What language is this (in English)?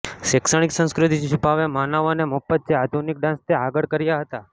Gujarati